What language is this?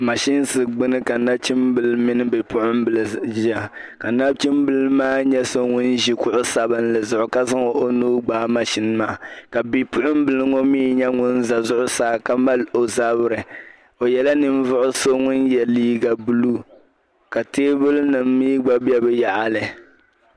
Dagbani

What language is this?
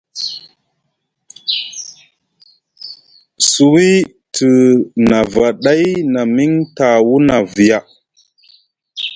Musgu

